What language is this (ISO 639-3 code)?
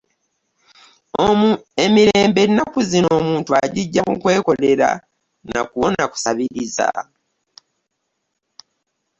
lug